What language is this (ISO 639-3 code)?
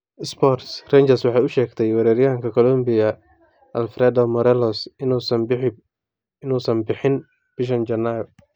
som